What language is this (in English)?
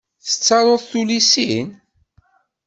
Kabyle